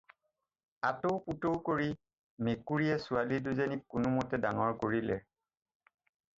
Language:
Assamese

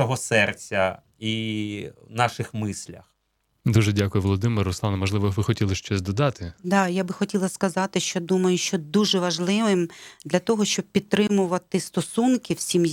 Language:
Ukrainian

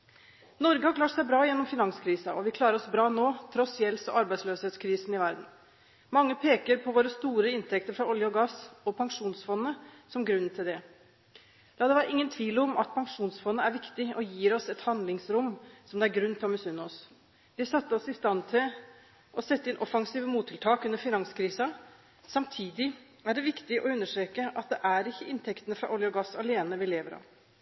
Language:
Norwegian Bokmål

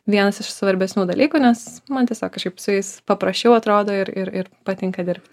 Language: Lithuanian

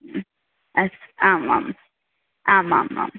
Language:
Sanskrit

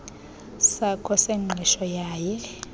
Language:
Xhosa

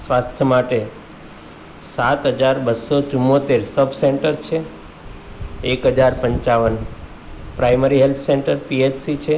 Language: Gujarati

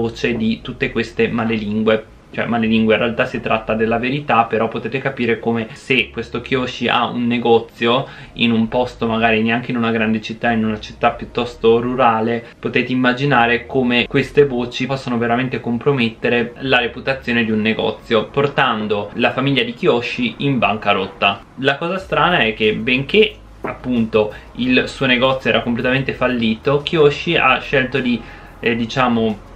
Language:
Italian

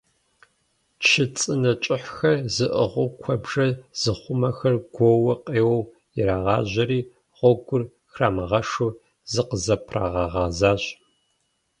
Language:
Kabardian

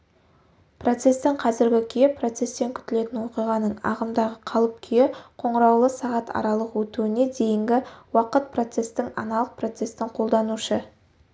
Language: Kazakh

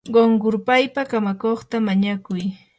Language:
Yanahuanca Pasco Quechua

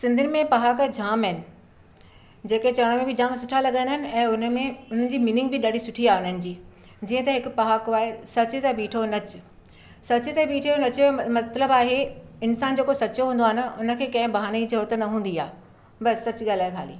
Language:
Sindhi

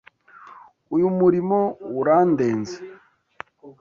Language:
Kinyarwanda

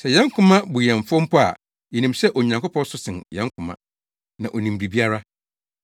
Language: Akan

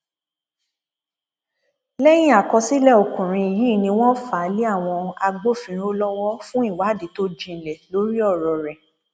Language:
Yoruba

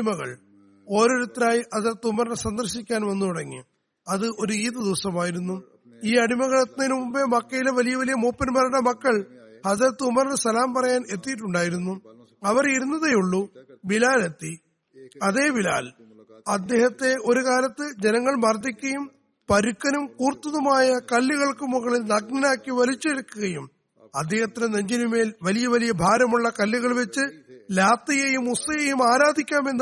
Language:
Malayalam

